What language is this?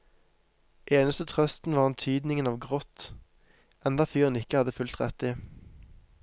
Norwegian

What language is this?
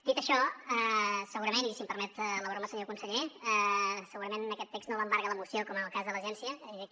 Catalan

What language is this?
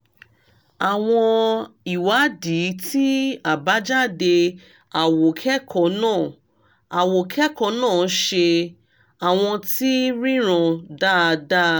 Yoruba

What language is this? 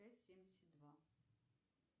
Russian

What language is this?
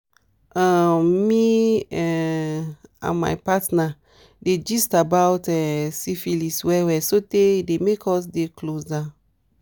Nigerian Pidgin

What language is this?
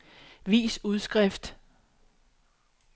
Danish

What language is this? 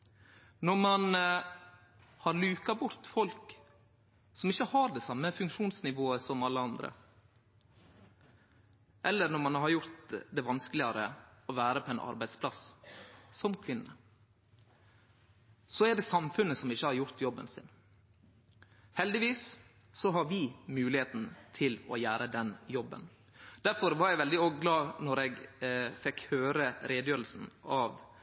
Norwegian Nynorsk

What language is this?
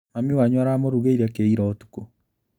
Kikuyu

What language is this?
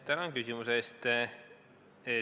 Estonian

